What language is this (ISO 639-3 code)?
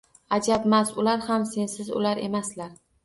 uzb